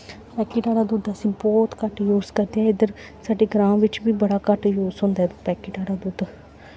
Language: Dogri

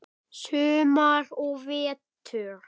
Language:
Icelandic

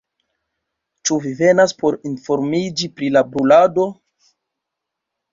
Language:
Esperanto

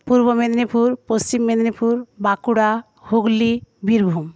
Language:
Bangla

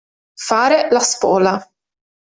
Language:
Italian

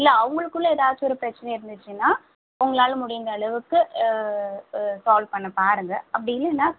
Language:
Tamil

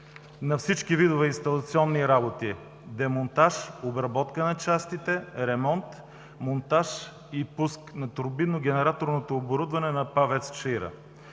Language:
Bulgarian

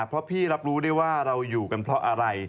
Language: Thai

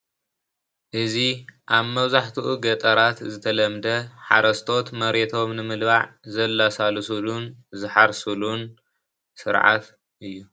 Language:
Tigrinya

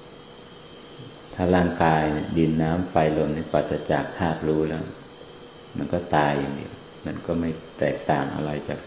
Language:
Thai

